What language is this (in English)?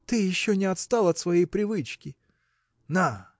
Russian